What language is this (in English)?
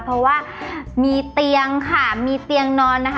Thai